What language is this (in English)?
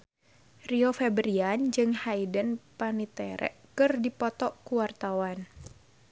Sundanese